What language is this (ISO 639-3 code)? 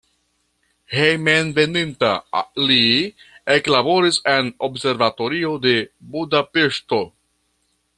epo